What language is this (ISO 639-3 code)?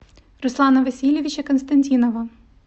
rus